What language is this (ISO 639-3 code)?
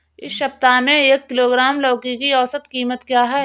hin